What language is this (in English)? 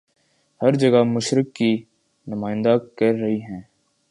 Urdu